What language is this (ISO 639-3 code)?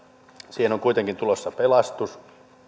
fin